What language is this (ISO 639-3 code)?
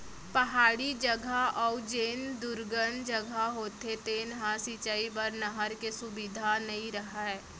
hne